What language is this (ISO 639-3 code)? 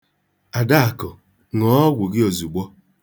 ibo